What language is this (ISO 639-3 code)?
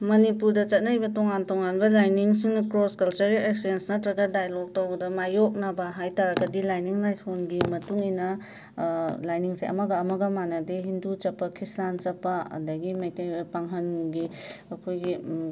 mni